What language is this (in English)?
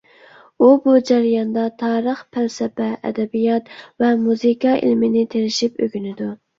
Uyghur